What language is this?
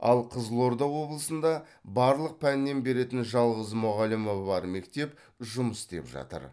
Kazakh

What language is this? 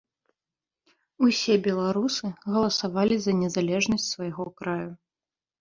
Belarusian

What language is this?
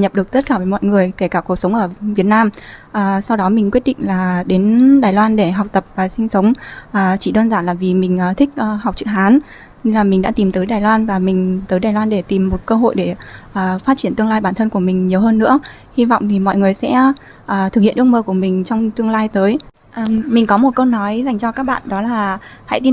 Vietnamese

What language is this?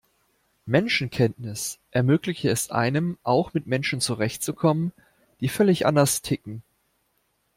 German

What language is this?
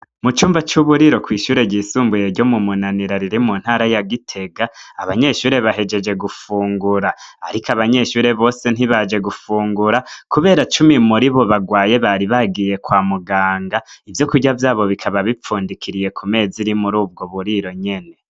Rundi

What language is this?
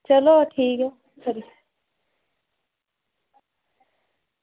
Dogri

